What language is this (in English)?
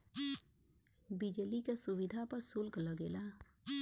Bhojpuri